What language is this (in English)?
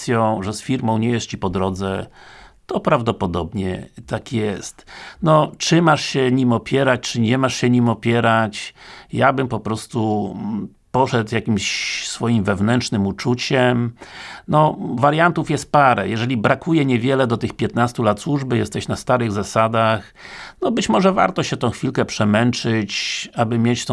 Polish